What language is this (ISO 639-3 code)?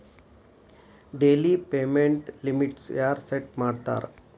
kan